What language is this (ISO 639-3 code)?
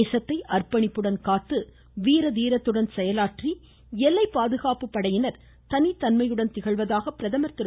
tam